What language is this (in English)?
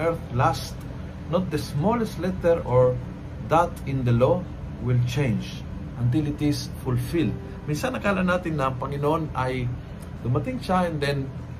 Filipino